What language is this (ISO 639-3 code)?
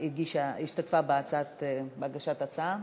heb